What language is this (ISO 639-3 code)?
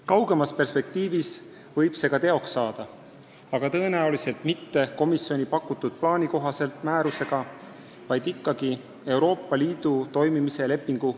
est